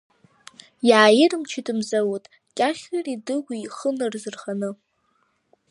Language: Abkhazian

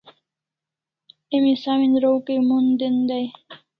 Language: Kalasha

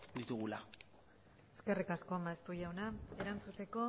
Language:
Basque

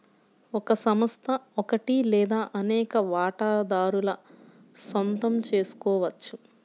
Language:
Telugu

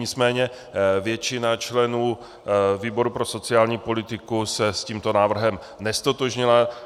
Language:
Czech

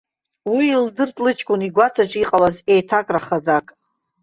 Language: Abkhazian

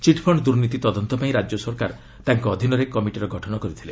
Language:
Odia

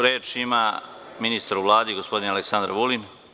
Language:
Serbian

